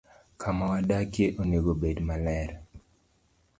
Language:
Luo (Kenya and Tanzania)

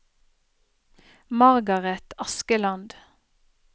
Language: Norwegian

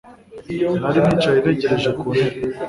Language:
Kinyarwanda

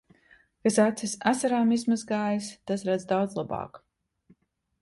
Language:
Latvian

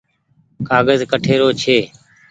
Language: Goaria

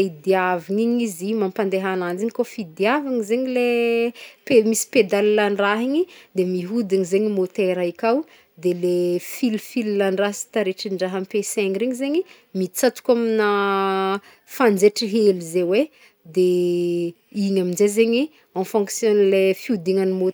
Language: Northern Betsimisaraka Malagasy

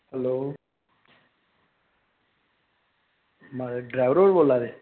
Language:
Dogri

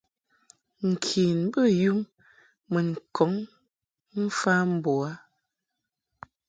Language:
Mungaka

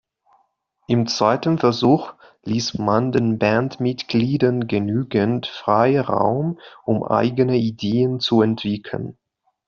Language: German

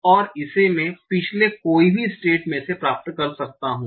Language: Hindi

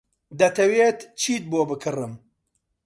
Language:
Central Kurdish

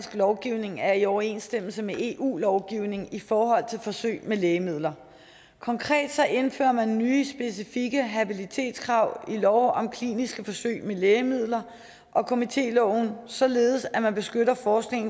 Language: Danish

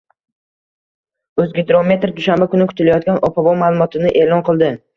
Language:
Uzbek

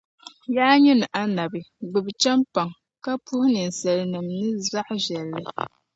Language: Dagbani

